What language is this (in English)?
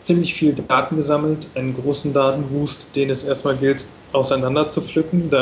German